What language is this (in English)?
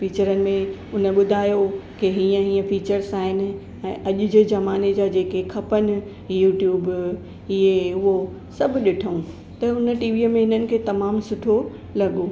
Sindhi